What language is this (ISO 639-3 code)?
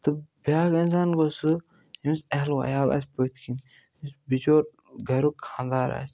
kas